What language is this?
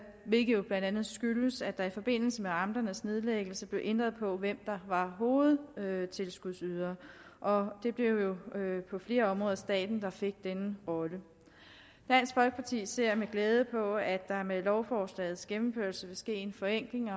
Danish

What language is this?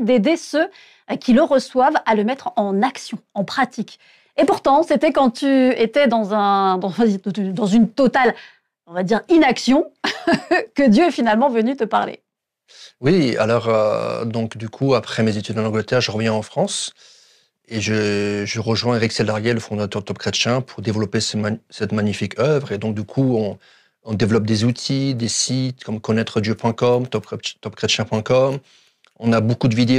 French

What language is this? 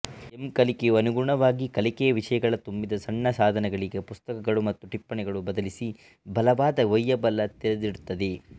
Kannada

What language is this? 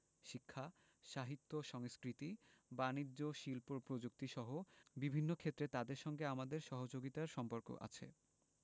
Bangla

